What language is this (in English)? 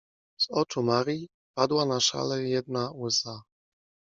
Polish